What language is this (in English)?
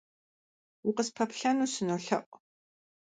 Kabardian